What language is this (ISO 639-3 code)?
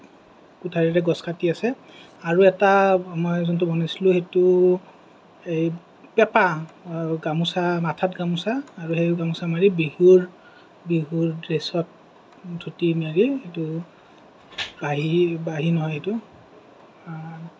asm